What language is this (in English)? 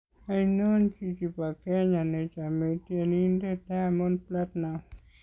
Kalenjin